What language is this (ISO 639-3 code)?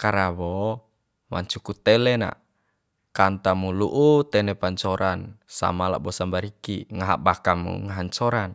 bhp